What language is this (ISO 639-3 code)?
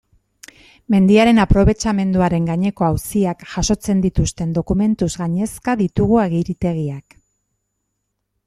eus